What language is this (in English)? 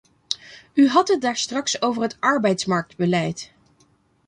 Dutch